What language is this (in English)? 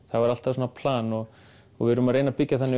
Icelandic